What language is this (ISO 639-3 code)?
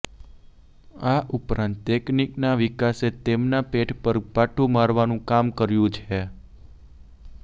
guj